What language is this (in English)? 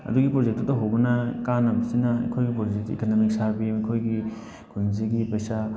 Manipuri